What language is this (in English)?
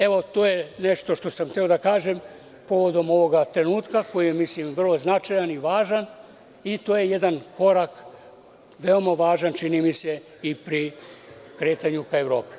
Serbian